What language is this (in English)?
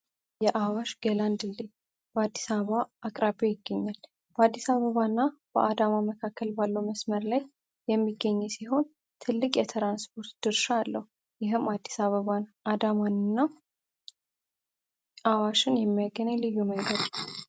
Amharic